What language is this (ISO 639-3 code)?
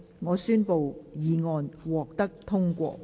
yue